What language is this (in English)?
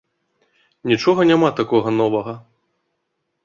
Belarusian